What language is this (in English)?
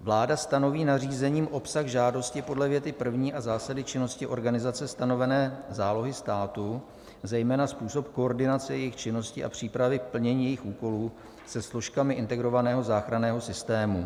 Czech